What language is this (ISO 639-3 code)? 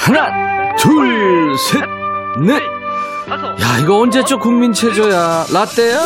kor